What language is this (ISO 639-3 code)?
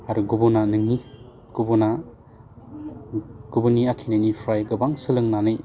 brx